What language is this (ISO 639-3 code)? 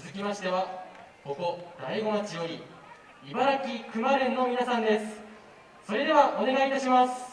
jpn